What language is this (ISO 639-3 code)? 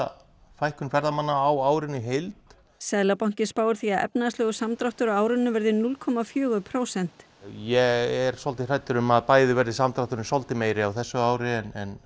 isl